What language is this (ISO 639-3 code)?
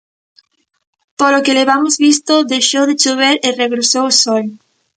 glg